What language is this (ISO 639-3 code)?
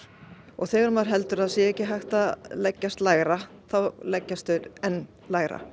isl